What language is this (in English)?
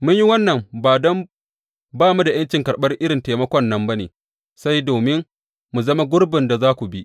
Hausa